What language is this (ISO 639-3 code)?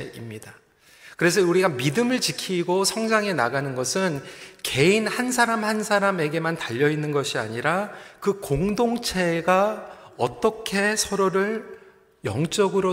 kor